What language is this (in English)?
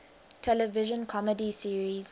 English